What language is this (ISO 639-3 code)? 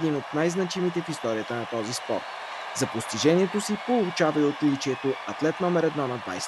bul